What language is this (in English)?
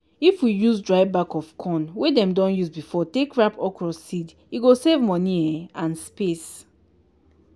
Nigerian Pidgin